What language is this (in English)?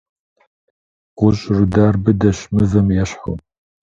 Kabardian